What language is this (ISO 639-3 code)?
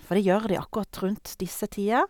nor